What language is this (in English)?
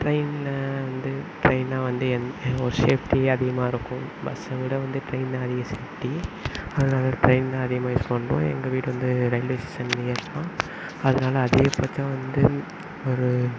Tamil